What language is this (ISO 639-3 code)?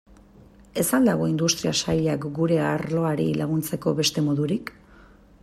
eus